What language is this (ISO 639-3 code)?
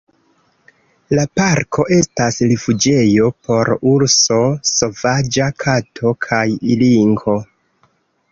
epo